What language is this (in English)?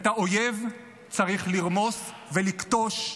Hebrew